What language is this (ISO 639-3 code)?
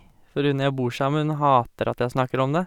nor